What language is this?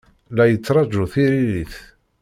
Kabyle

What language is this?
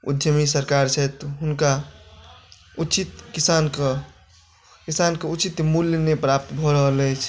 Maithili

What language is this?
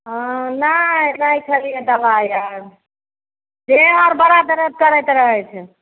Maithili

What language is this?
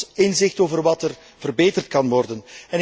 Dutch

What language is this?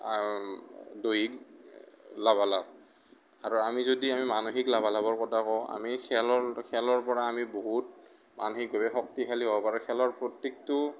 Assamese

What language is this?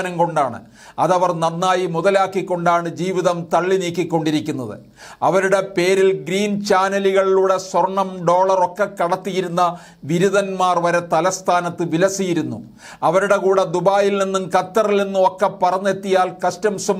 Malayalam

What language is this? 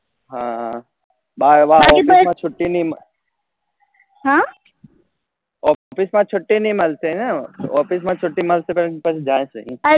Gujarati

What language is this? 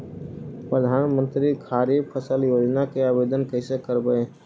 Magahi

